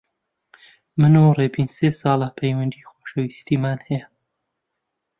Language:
Central Kurdish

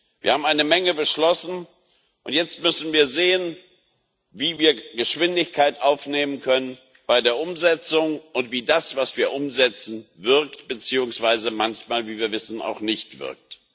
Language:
German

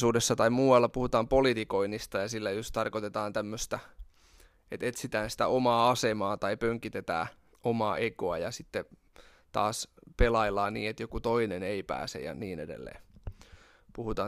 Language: Finnish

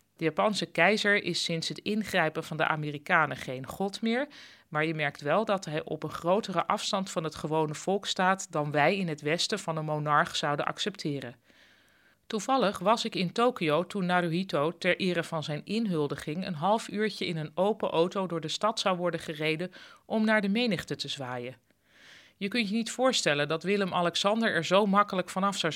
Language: Dutch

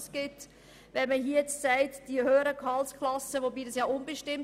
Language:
Swiss German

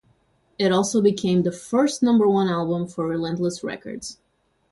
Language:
English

